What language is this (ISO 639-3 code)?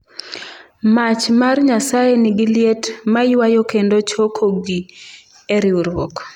luo